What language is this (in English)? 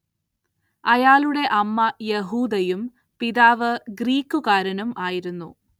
Malayalam